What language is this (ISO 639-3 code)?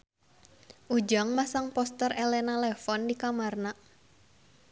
sun